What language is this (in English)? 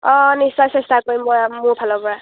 Assamese